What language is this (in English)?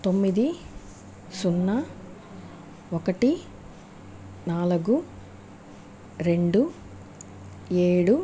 Telugu